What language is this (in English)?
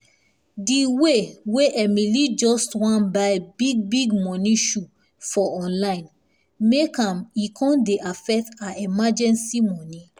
Nigerian Pidgin